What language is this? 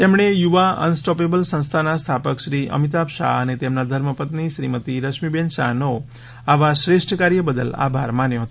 Gujarati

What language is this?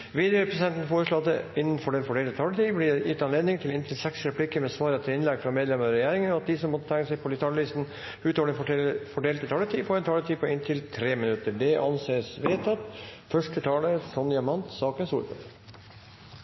Norwegian Bokmål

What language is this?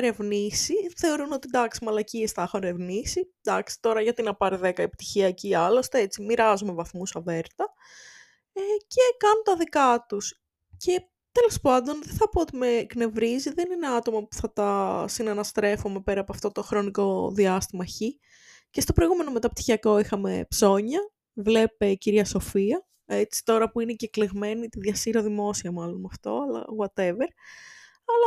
Greek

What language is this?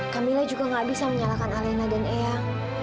Indonesian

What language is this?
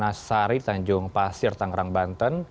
Indonesian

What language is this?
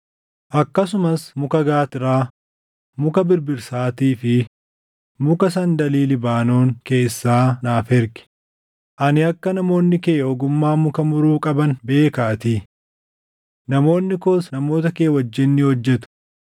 Oromo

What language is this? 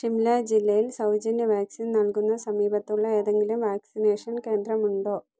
Malayalam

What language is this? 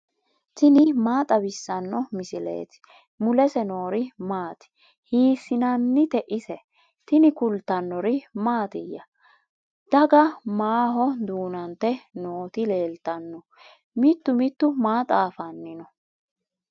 Sidamo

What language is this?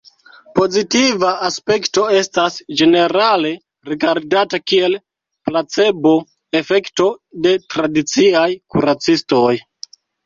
Esperanto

